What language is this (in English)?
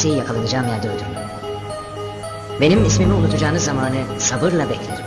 Turkish